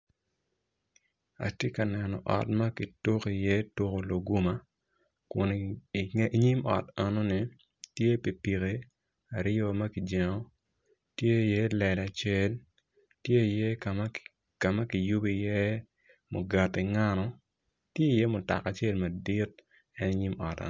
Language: Acoli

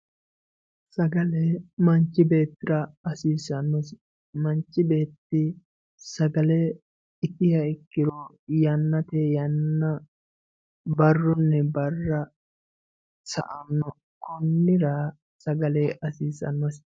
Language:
Sidamo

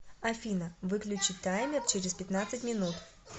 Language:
Russian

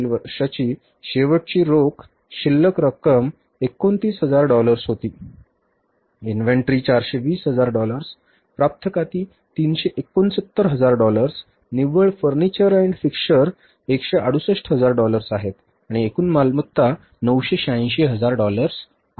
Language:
Marathi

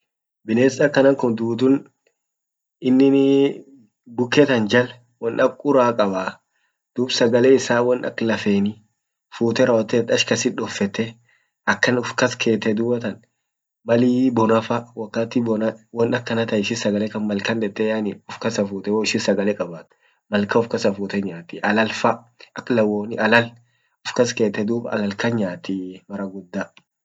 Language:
Orma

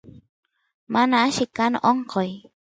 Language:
Santiago del Estero Quichua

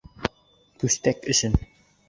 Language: Bashkir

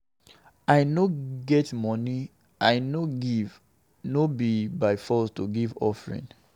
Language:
Nigerian Pidgin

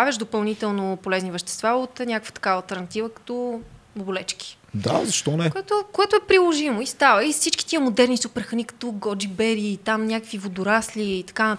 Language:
Bulgarian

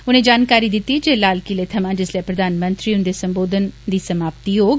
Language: Dogri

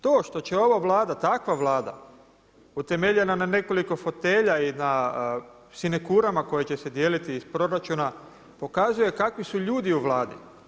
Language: Croatian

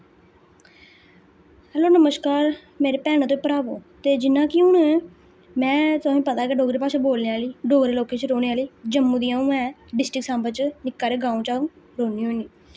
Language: Dogri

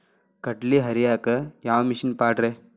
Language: Kannada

